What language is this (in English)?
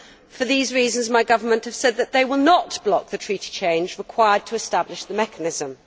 English